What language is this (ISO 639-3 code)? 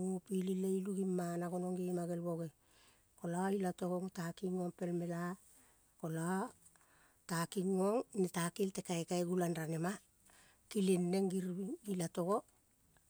kol